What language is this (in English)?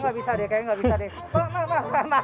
Indonesian